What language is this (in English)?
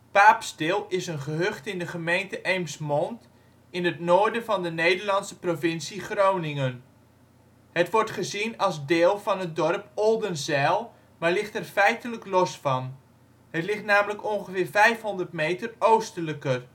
Dutch